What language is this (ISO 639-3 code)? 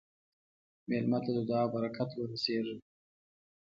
pus